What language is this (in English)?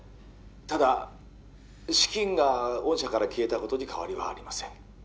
Japanese